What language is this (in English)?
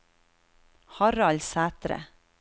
Norwegian